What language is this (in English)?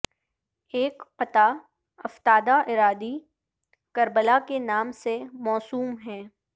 Urdu